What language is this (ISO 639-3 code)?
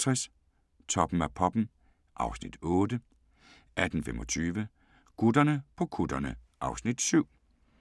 dan